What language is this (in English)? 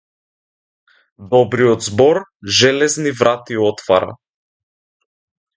Macedonian